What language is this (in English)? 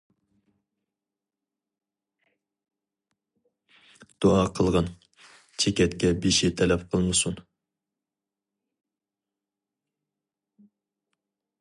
Uyghur